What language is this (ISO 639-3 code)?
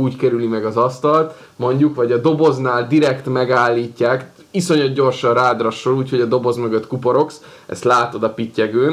hun